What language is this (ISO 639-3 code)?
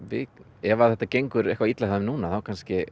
isl